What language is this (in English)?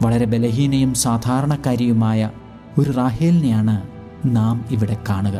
Malayalam